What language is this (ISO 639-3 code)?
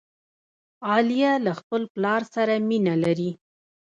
pus